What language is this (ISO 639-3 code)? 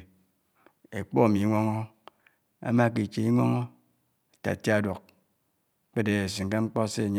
anw